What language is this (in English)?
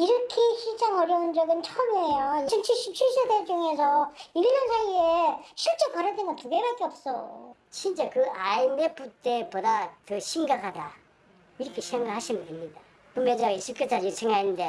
Korean